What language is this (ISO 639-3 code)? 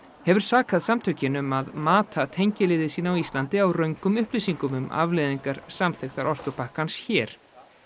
isl